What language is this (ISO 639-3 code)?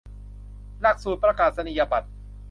tha